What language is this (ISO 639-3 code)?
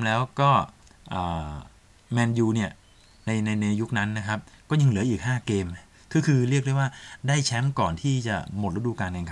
tha